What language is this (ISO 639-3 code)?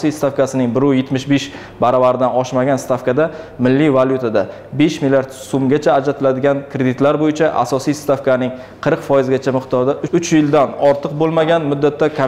tur